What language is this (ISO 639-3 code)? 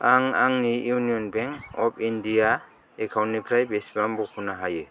brx